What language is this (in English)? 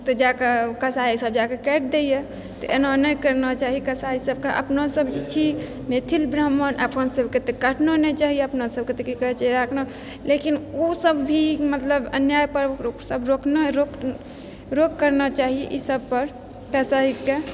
Maithili